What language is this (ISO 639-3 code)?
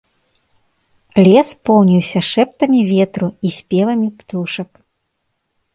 bel